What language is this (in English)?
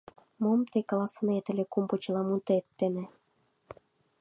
Mari